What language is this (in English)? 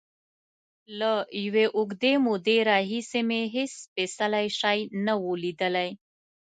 Pashto